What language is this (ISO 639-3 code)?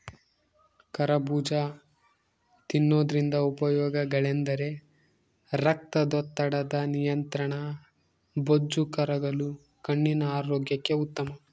kan